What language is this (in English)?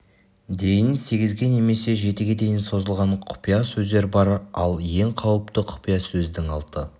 Kazakh